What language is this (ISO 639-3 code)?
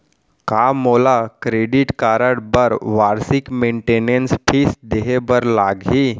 hne